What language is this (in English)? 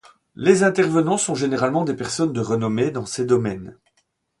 French